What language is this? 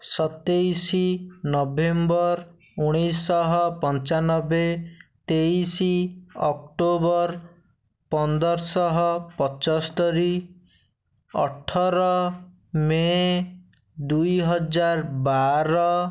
Odia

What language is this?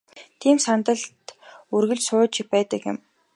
Mongolian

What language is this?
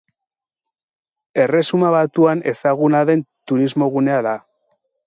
Basque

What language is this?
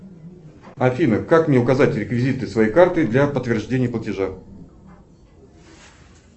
Russian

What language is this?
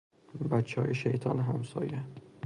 Persian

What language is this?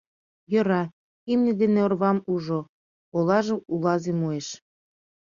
Mari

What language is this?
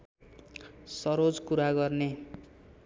Nepali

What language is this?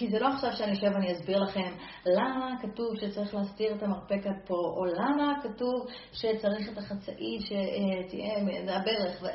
Hebrew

